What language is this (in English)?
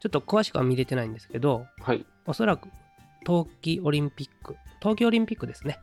Japanese